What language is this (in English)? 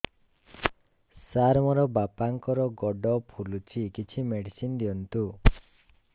Odia